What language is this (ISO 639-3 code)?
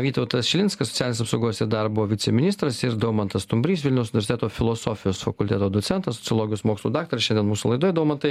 lit